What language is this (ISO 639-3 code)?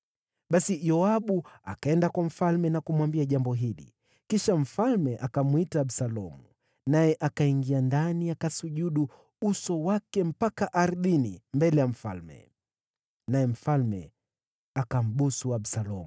swa